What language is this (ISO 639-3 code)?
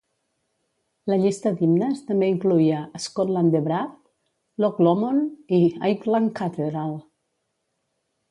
cat